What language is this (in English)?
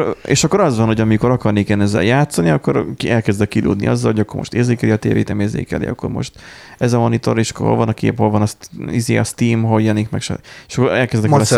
Hungarian